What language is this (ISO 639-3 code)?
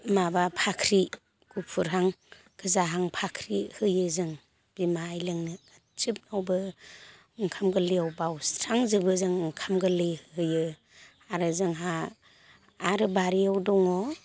brx